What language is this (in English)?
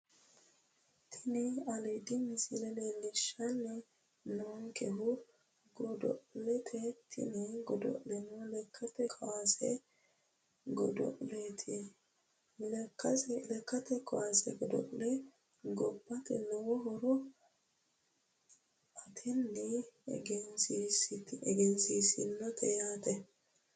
Sidamo